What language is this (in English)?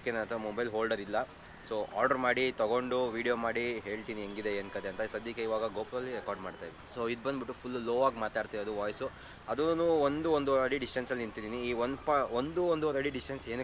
Kannada